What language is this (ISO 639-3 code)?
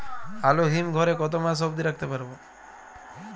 ben